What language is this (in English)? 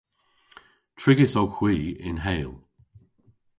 Cornish